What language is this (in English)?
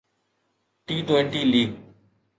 Sindhi